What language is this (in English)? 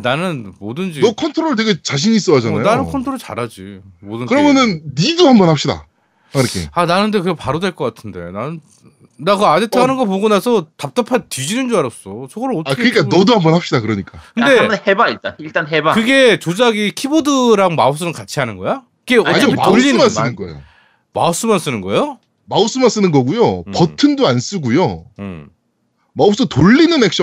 Korean